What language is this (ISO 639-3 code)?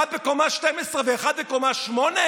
heb